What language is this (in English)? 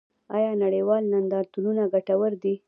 Pashto